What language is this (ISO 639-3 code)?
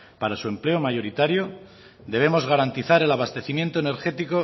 spa